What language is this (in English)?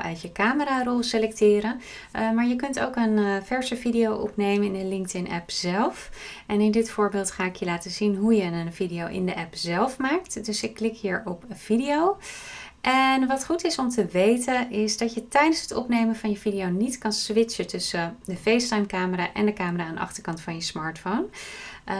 Dutch